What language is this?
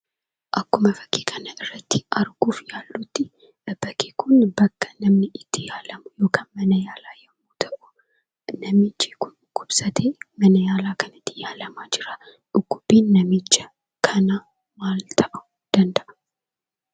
Oromo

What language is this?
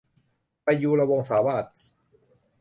Thai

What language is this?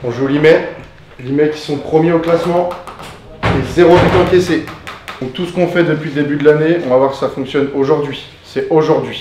French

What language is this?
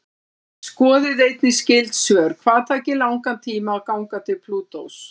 Icelandic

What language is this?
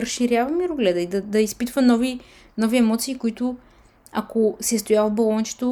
Bulgarian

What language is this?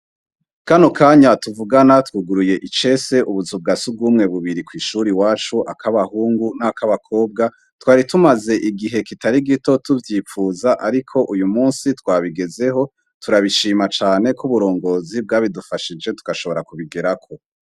Rundi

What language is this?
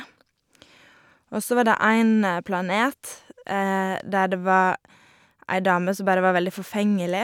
Norwegian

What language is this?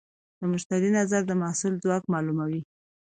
Pashto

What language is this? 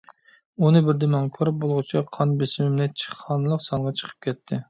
Uyghur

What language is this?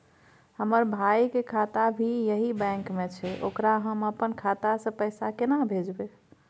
Maithili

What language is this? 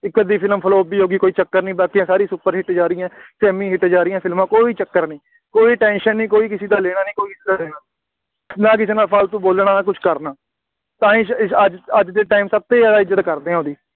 Punjabi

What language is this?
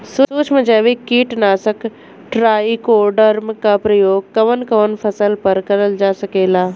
Bhojpuri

